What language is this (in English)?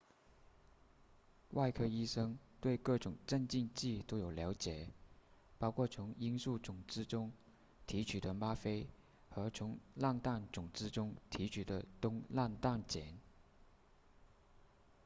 Chinese